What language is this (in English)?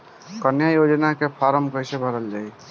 Bhojpuri